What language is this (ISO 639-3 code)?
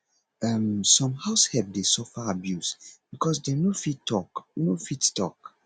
pcm